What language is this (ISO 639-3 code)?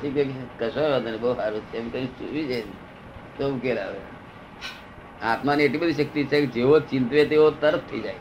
guj